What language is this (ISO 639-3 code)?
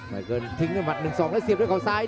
tha